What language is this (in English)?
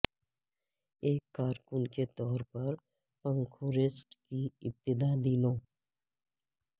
Urdu